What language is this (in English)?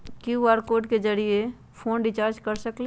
Magahi